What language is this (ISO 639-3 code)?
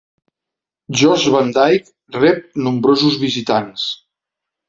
cat